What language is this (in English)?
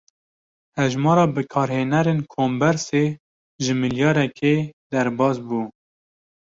Kurdish